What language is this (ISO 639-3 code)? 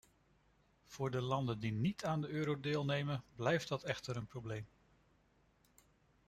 nld